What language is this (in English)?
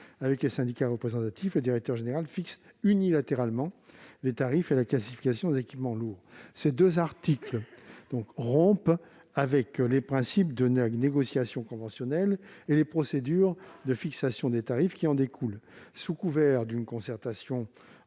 French